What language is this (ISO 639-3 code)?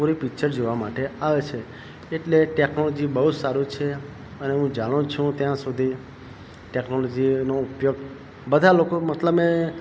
guj